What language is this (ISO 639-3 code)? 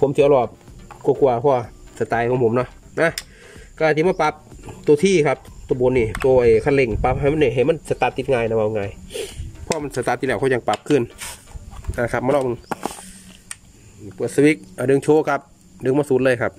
tha